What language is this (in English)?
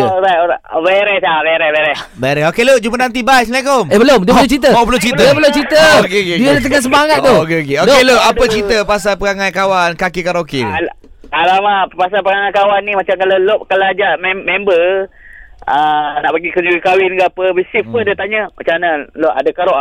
Malay